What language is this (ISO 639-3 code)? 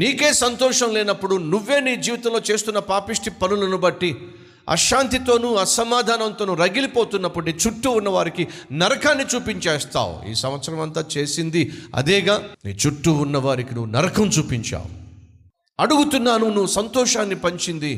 tel